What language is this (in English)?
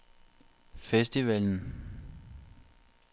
Danish